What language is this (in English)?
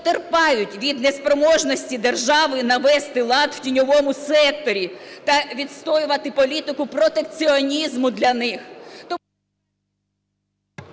Ukrainian